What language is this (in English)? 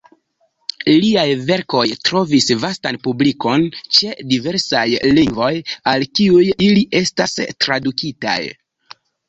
Esperanto